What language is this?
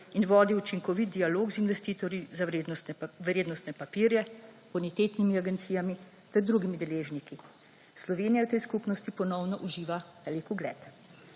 Slovenian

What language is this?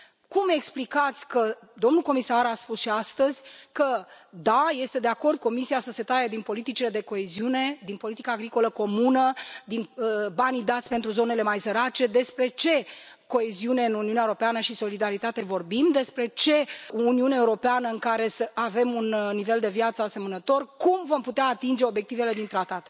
Romanian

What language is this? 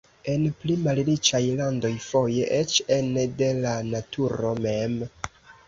Esperanto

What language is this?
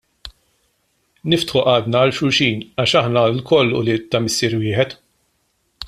Maltese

